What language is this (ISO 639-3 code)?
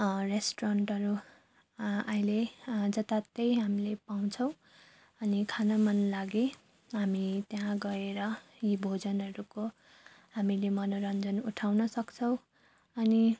nep